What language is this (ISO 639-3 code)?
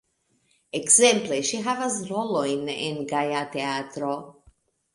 epo